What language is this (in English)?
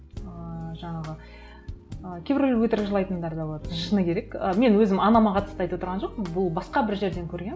Kazakh